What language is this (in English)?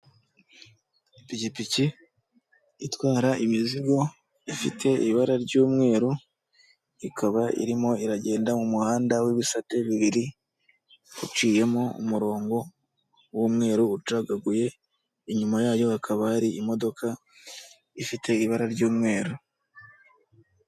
Kinyarwanda